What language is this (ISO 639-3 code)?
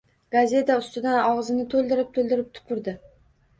uzb